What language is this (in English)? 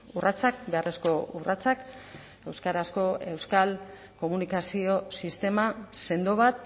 Basque